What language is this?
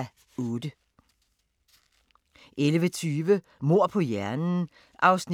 Danish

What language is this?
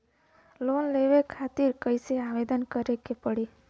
Bhojpuri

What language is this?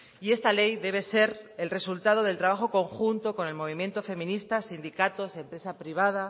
Spanish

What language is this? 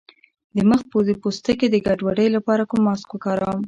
Pashto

